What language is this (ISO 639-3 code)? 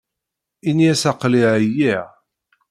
kab